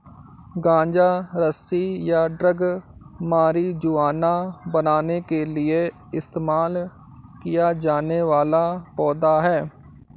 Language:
Hindi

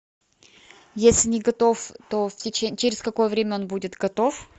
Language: Russian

